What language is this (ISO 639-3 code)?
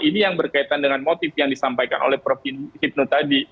ind